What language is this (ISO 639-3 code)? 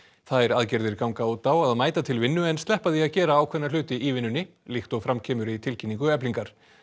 isl